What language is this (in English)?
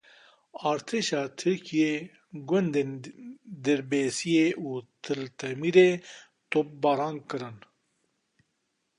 Kurdish